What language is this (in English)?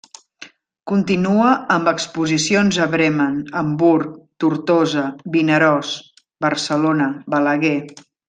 Catalan